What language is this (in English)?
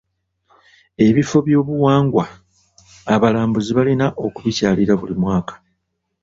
Ganda